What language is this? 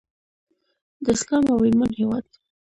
Pashto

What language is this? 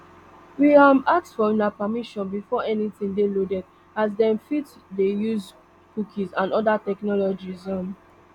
Nigerian Pidgin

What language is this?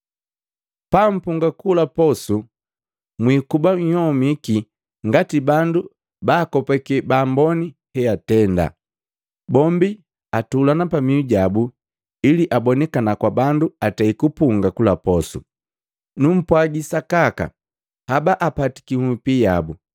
Matengo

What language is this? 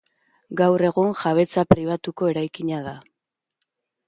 Basque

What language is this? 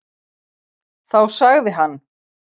Icelandic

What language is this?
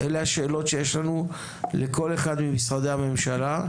Hebrew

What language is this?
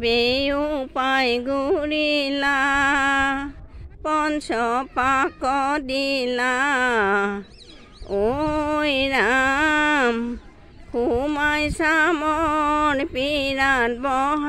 Thai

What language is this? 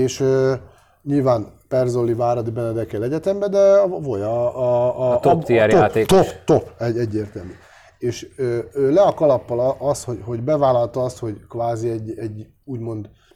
Hungarian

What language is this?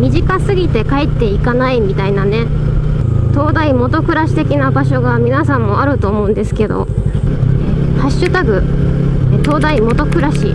Japanese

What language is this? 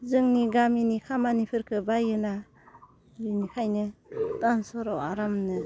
Bodo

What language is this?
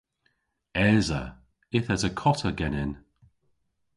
Cornish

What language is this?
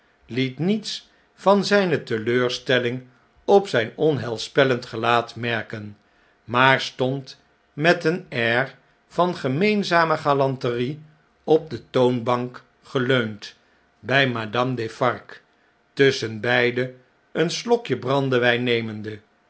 Dutch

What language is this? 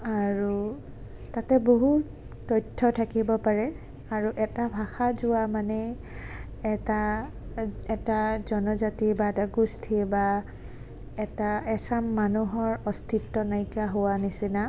Assamese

